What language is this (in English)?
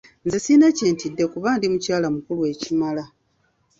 Ganda